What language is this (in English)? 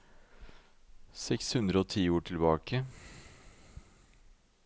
Norwegian